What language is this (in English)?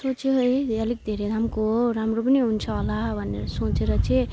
Nepali